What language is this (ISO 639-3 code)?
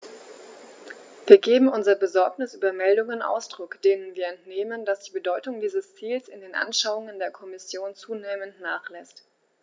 deu